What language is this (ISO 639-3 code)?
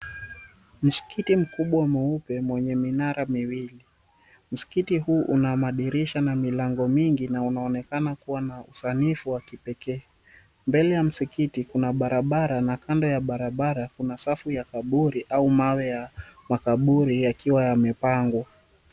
swa